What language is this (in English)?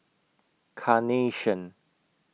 English